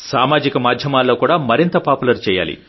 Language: Telugu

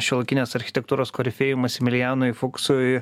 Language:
Lithuanian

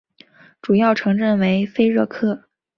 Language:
Chinese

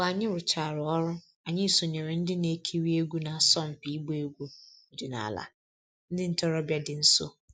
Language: Igbo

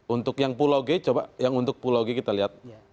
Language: Indonesian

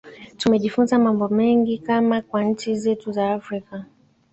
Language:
Swahili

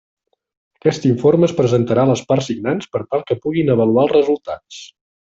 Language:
Catalan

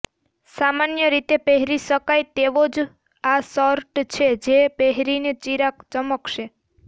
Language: Gujarati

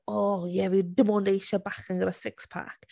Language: Welsh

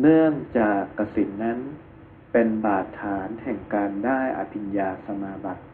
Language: Thai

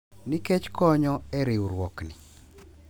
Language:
Luo (Kenya and Tanzania)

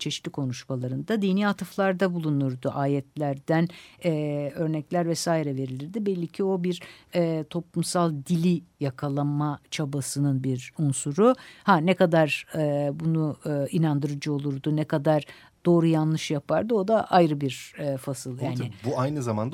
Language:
Turkish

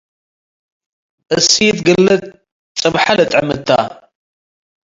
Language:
Tigre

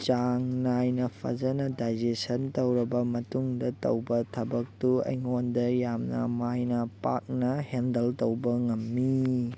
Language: Manipuri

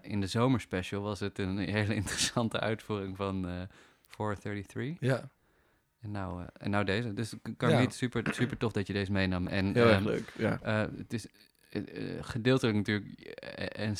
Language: Dutch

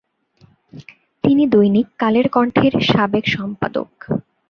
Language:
Bangla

